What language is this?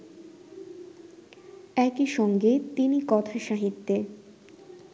Bangla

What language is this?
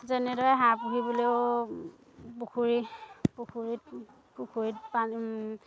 Assamese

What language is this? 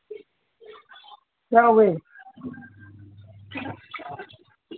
Manipuri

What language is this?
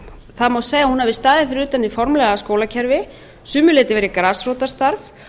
Icelandic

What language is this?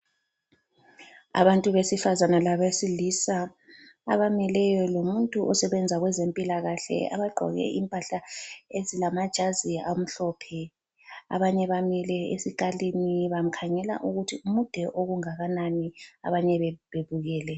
North Ndebele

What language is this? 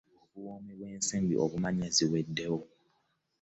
Ganda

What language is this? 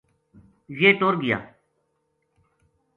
Gujari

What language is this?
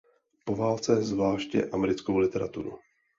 Czech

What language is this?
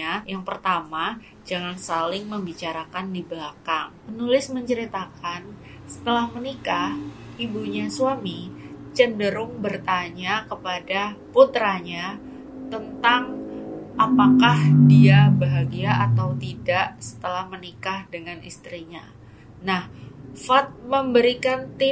Indonesian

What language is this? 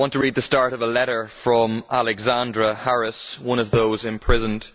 English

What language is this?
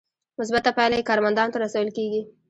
Pashto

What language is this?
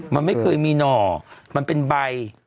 Thai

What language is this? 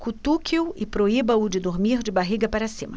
Portuguese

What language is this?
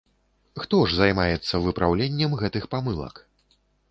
Belarusian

